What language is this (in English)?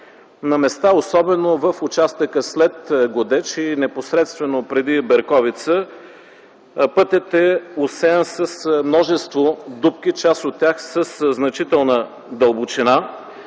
Bulgarian